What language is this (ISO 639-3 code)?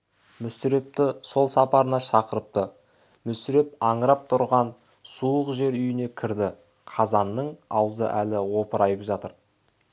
kaz